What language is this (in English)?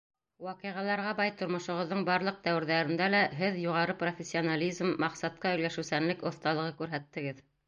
Bashkir